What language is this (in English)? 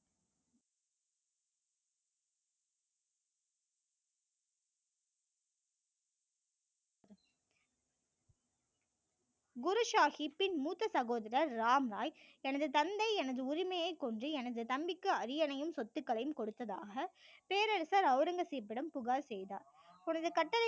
Tamil